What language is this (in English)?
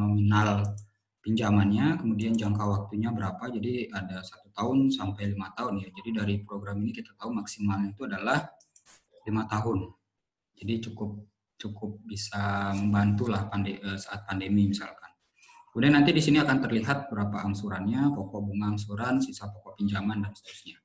Indonesian